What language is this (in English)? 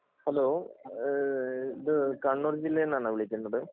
Malayalam